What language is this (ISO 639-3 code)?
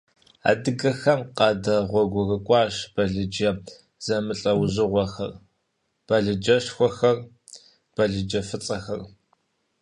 kbd